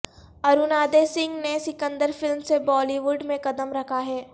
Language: Urdu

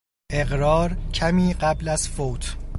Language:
Persian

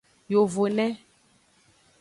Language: Aja (Benin)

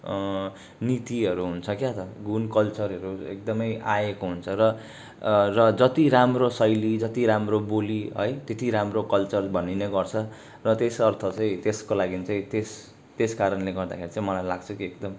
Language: Nepali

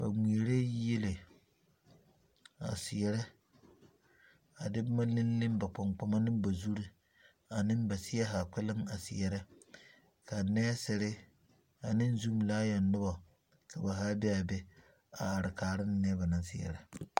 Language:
Southern Dagaare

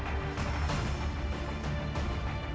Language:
Indonesian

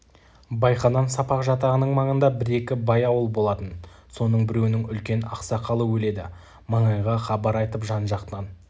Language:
Kazakh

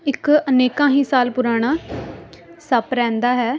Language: Punjabi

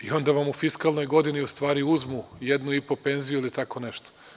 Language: Serbian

